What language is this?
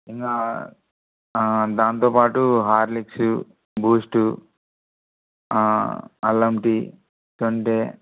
Telugu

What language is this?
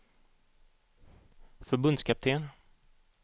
Swedish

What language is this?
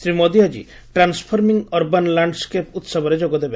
Odia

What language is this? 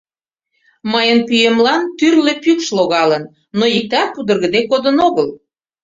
Mari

